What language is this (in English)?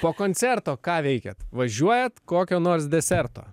Lithuanian